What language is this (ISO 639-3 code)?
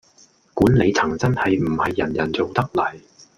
yue